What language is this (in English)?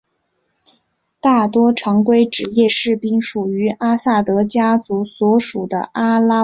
Chinese